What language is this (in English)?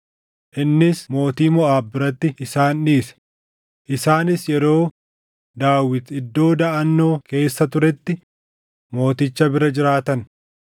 Oromo